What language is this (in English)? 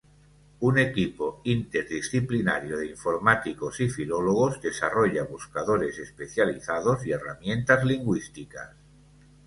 Spanish